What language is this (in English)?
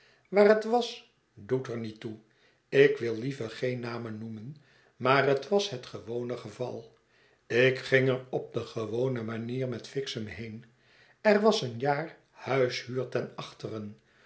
Dutch